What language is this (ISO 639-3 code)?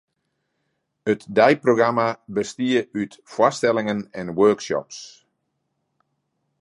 fry